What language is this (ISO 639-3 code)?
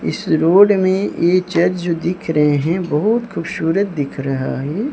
hin